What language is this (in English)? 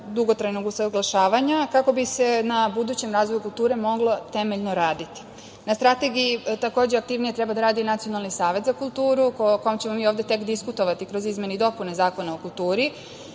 Serbian